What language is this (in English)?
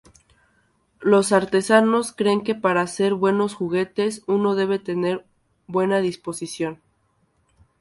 Spanish